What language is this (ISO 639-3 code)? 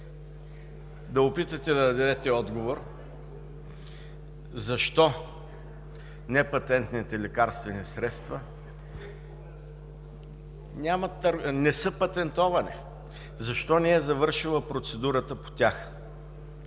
bul